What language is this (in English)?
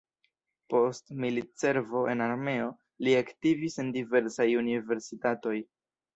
Esperanto